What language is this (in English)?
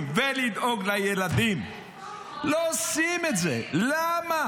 Hebrew